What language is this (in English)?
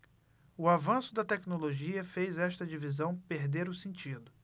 Portuguese